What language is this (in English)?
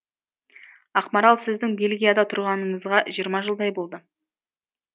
Kazakh